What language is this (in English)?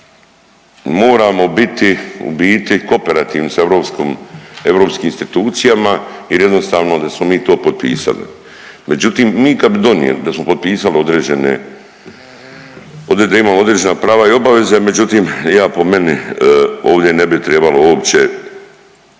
Croatian